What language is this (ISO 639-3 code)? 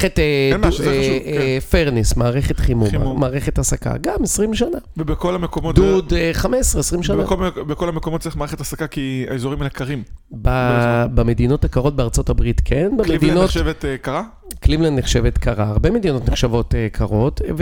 heb